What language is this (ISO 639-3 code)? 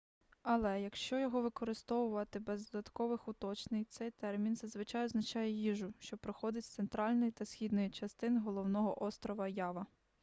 ukr